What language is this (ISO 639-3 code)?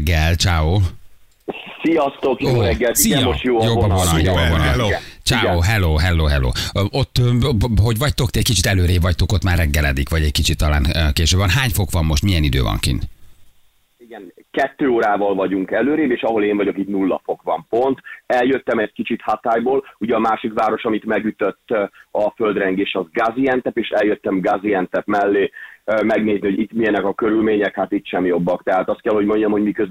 hun